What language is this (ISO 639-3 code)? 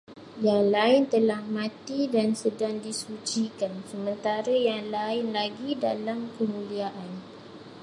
msa